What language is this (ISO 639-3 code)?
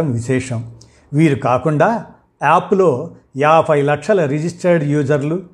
tel